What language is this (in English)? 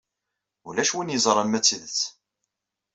Kabyle